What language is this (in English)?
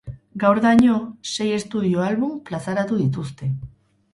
Basque